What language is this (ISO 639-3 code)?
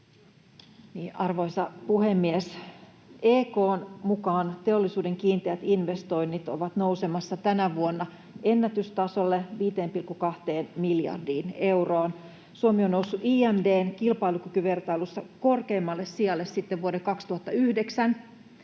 fin